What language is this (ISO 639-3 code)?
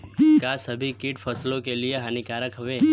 bho